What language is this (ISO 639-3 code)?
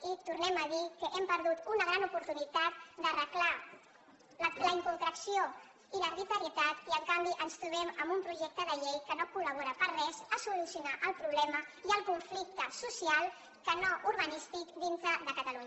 cat